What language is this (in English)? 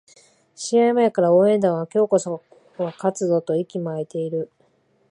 Japanese